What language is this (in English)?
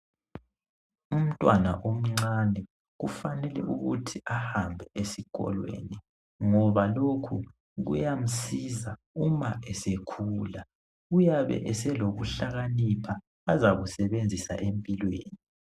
North Ndebele